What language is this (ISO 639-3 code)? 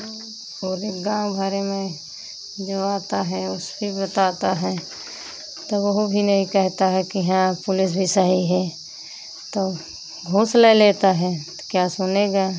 hin